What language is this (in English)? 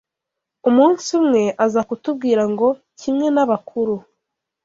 Kinyarwanda